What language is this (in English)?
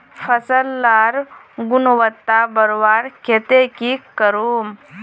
Magahi